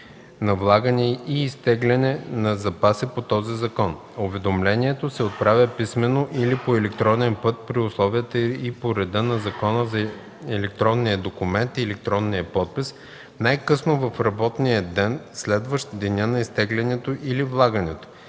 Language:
Bulgarian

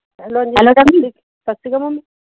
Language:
Punjabi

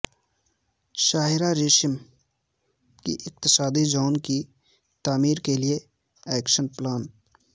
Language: Urdu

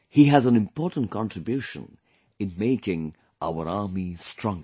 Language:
English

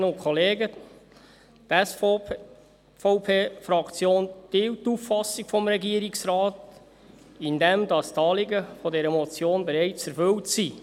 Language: Swiss German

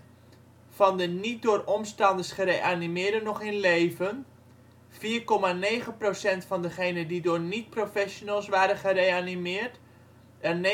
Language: Dutch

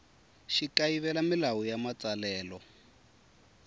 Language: Tsonga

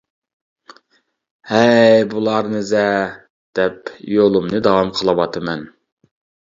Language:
Uyghur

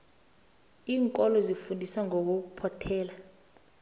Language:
South Ndebele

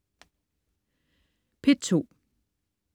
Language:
Danish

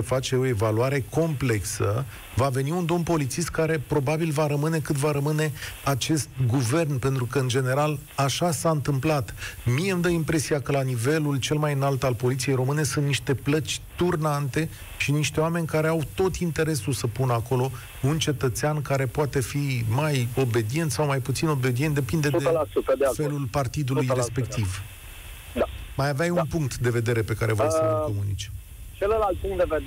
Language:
Romanian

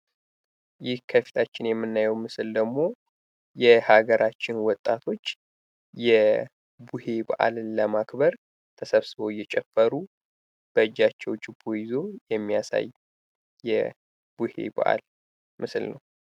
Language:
Amharic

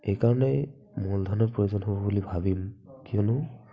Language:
Assamese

